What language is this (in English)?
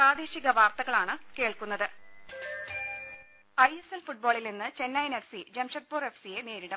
Malayalam